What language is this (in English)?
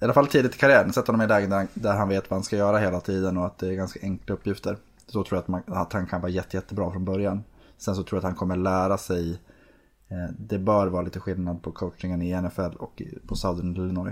Swedish